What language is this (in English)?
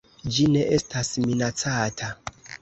Esperanto